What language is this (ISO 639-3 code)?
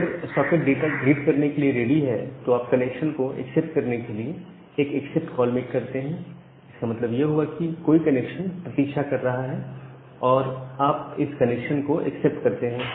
hin